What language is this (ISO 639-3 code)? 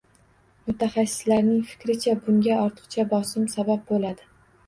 uzb